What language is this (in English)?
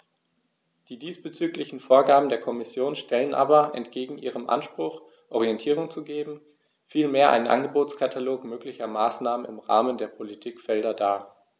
German